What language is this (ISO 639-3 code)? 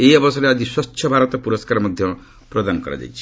ori